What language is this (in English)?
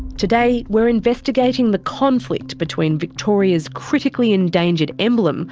English